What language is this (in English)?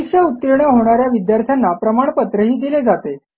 Marathi